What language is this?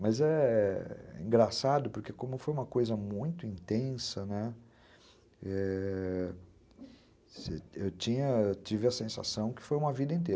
Portuguese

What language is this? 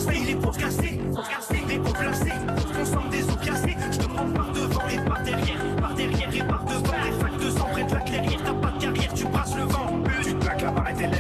French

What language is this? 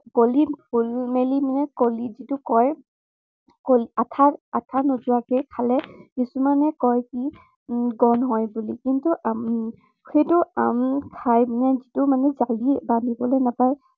Assamese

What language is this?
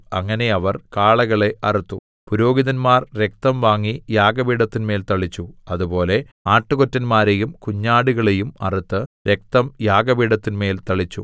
Malayalam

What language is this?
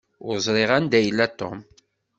Kabyle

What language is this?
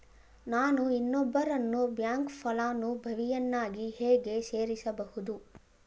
Kannada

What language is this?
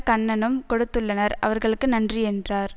Tamil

